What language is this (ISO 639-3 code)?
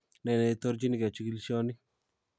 kln